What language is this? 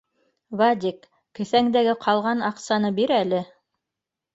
Bashkir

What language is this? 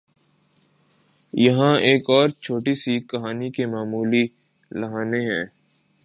Urdu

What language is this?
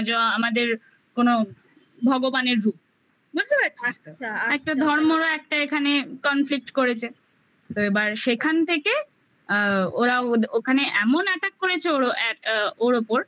Bangla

